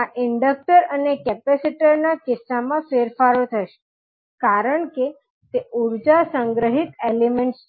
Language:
Gujarati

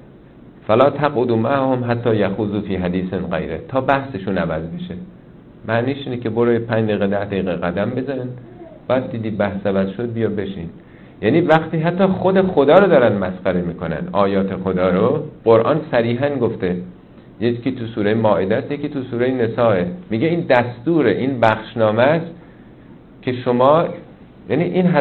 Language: Persian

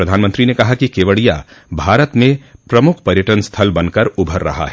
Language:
Hindi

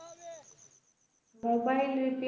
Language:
Bangla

